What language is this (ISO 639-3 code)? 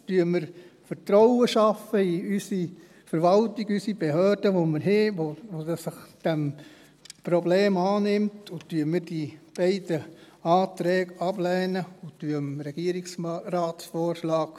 gsw